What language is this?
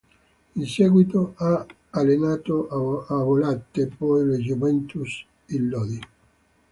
Italian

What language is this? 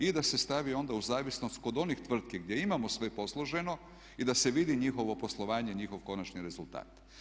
Croatian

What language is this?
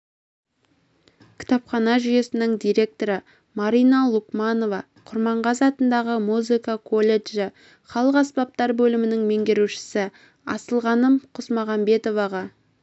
Kazakh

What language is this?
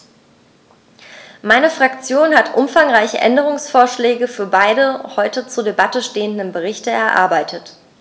German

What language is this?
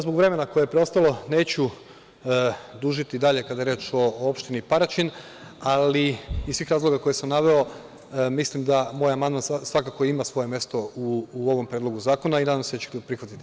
Serbian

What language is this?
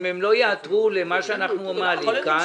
Hebrew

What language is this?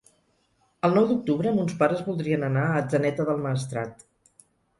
Catalan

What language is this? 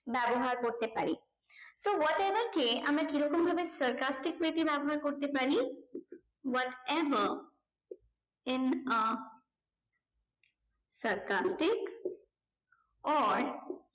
Bangla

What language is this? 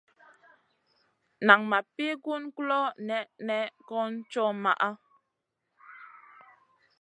Masana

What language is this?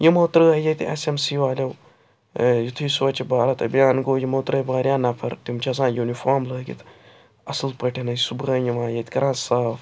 Kashmiri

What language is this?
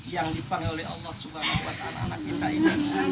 Indonesian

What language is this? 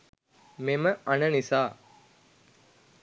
Sinhala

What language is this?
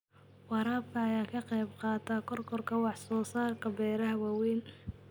Somali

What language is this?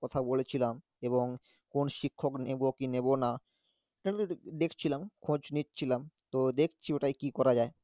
Bangla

